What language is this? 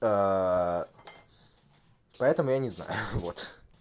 Russian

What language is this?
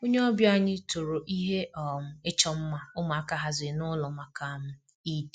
Igbo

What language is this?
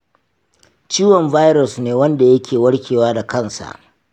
Hausa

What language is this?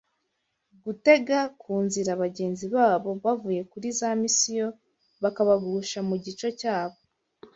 Kinyarwanda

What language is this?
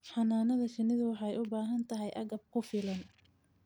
Somali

